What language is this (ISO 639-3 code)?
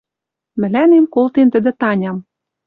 mrj